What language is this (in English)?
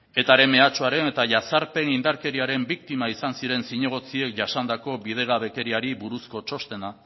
Basque